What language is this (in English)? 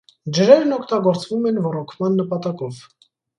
Armenian